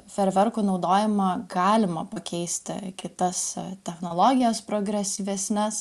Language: Lithuanian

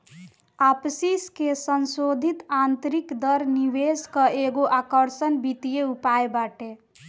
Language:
Bhojpuri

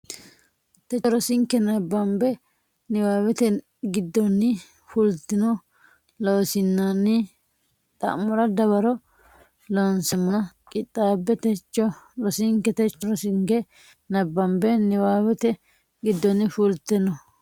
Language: Sidamo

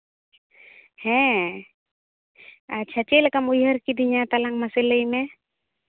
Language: Santali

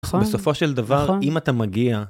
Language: Hebrew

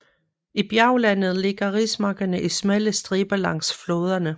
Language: Danish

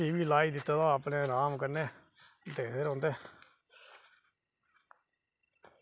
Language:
Dogri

